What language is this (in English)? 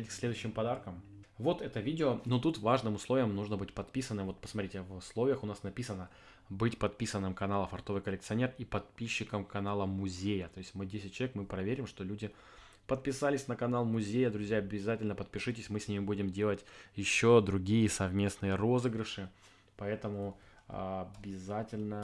Russian